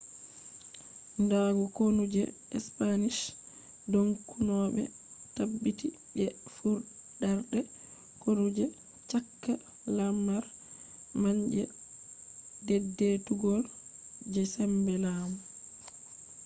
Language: Fula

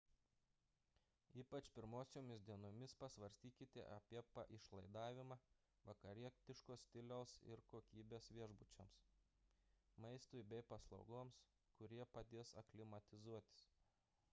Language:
Lithuanian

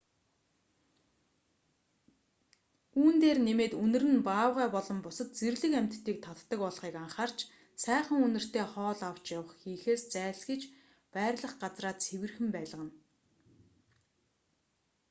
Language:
Mongolian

